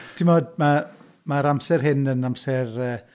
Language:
Welsh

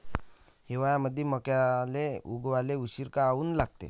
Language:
Marathi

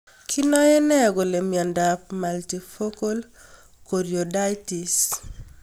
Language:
Kalenjin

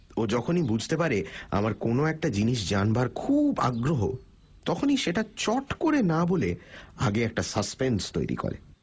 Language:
Bangla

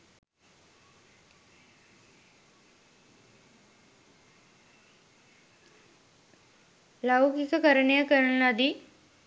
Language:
Sinhala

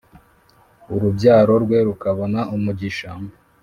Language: Kinyarwanda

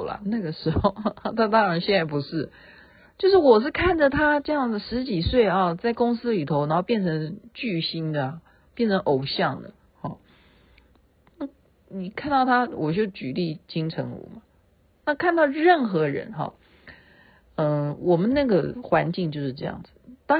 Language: Chinese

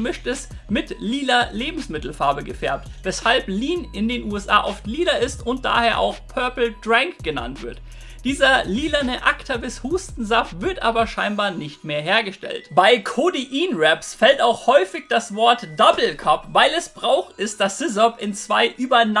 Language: German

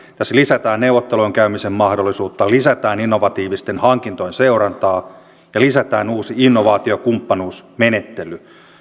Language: Finnish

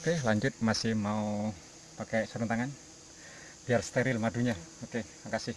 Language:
Indonesian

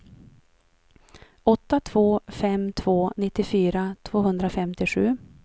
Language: Swedish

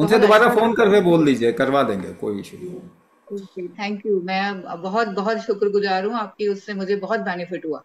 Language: Hindi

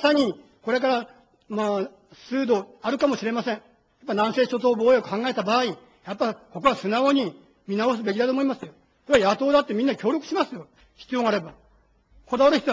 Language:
Japanese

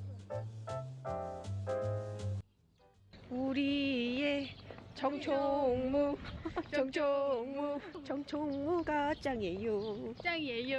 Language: Korean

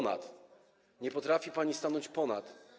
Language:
Polish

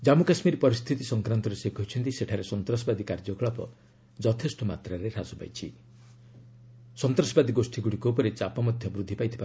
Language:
Odia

